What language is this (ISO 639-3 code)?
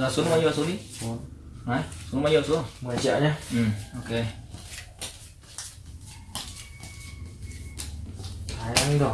vie